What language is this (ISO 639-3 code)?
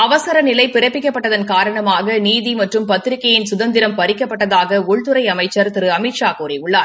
tam